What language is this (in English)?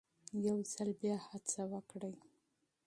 Pashto